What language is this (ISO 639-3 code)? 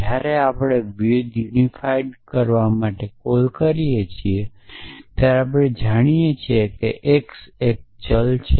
guj